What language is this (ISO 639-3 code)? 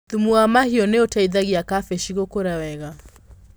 kik